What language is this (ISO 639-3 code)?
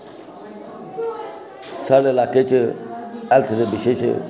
doi